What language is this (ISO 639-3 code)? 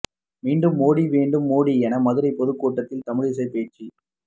tam